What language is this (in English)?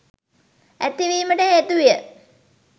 Sinhala